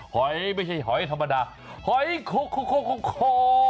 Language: Thai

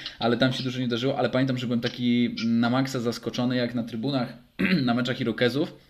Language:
Polish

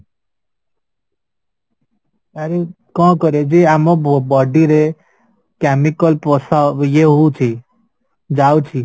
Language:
Odia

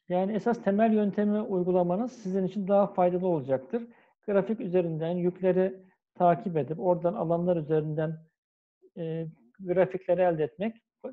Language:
Turkish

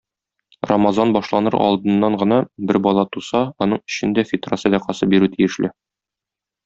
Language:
Tatar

